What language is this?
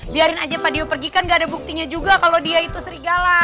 Indonesian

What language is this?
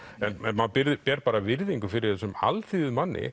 Icelandic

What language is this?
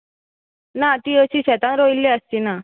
Konkani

